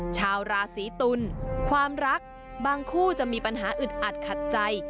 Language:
Thai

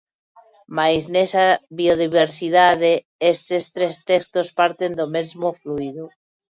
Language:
Galician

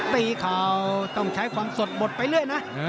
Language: Thai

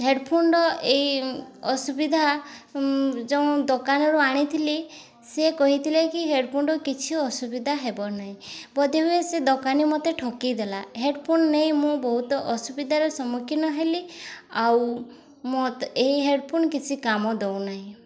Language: Odia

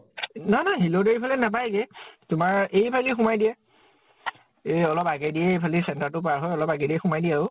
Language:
Assamese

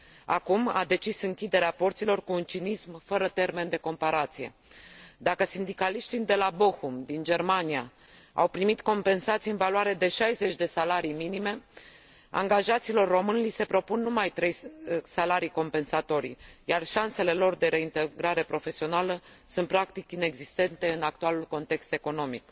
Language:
Romanian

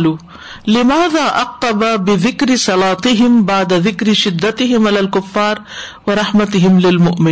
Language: Urdu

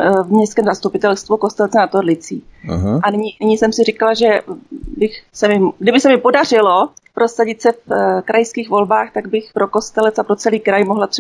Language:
Czech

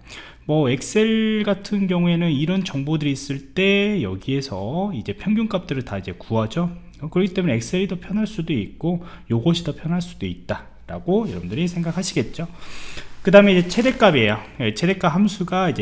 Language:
Korean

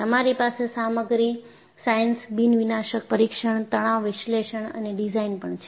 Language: Gujarati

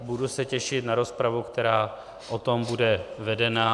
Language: Czech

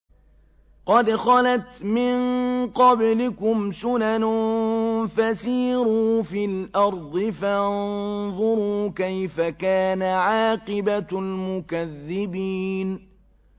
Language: Arabic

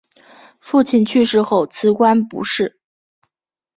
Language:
Chinese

